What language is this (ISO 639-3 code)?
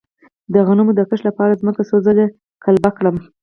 pus